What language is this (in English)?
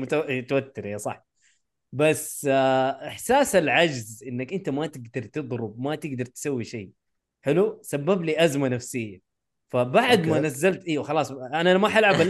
Arabic